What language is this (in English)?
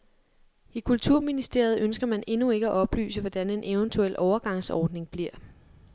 Danish